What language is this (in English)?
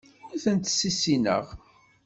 Kabyle